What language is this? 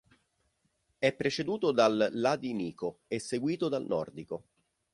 Italian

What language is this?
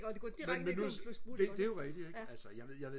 Danish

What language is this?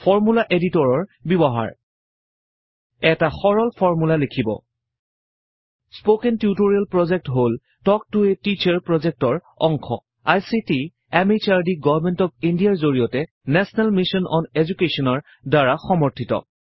Assamese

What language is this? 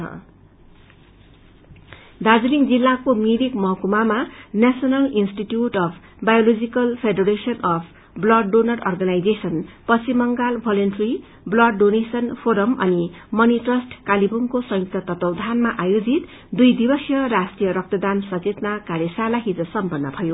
Nepali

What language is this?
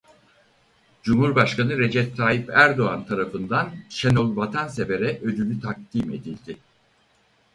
Turkish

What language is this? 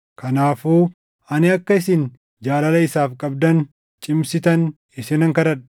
Oromo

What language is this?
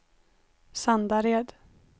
Swedish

